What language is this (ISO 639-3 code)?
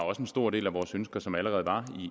dan